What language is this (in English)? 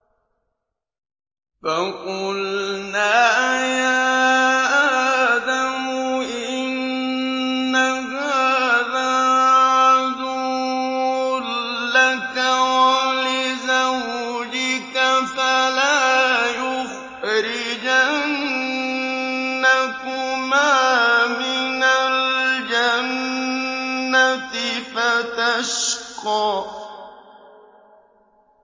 Arabic